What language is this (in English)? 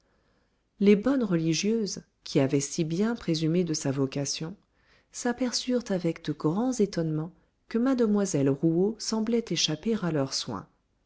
French